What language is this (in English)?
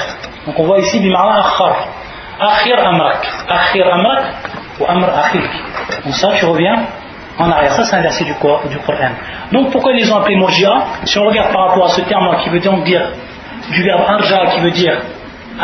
French